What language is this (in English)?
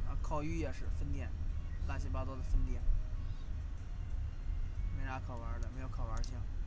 Chinese